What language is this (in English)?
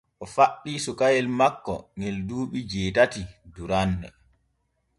Borgu Fulfulde